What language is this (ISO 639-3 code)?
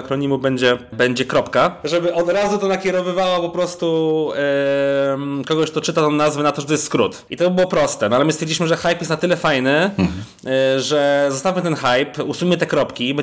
pol